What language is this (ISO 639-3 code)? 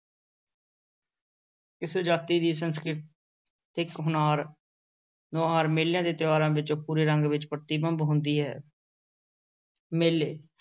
pan